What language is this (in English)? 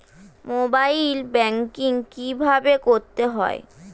Bangla